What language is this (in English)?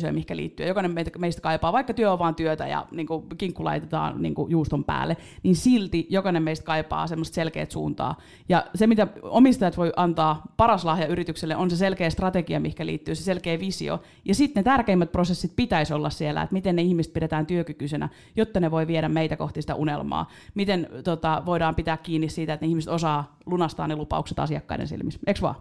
Finnish